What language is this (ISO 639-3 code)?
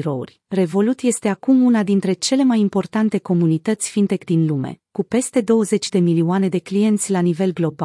ron